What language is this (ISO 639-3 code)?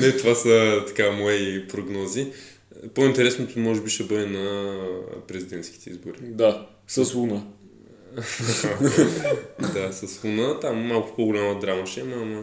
bul